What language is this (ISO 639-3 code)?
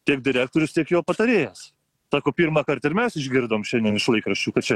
lit